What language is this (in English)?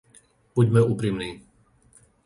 Slovak